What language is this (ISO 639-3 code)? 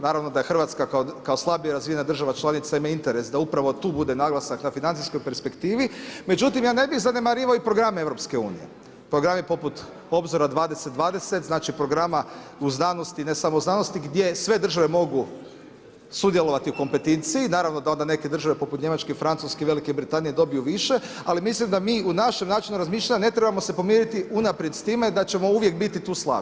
hrv